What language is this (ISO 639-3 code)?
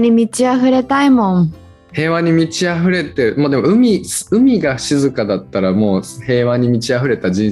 jpn